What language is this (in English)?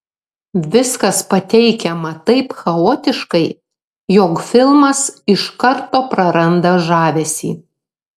Lithuanian